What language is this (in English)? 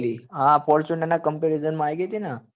Gujarati